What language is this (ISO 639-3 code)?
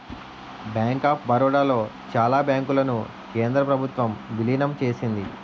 tel